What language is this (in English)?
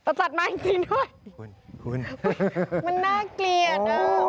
Thai